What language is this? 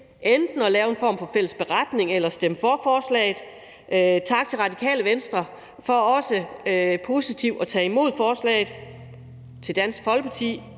Danish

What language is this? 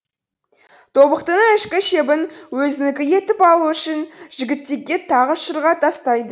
Kazakh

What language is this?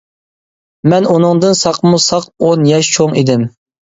Uyghur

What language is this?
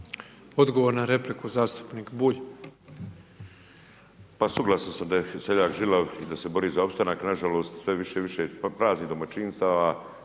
Croatian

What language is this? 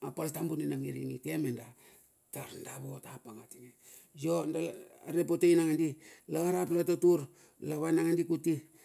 Bilur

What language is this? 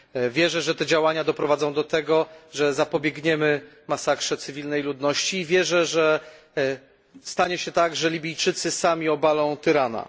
Polish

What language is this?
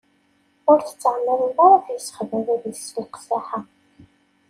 Kabyle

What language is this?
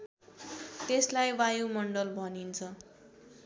Nepali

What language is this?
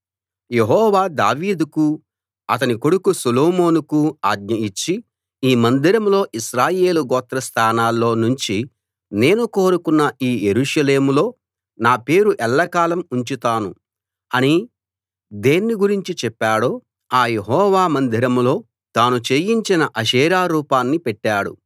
Telugu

